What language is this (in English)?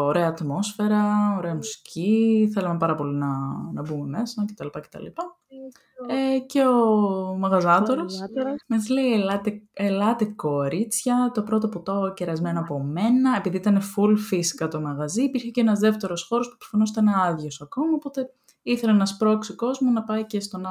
Greek